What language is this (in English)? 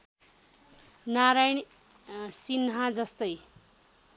Nepali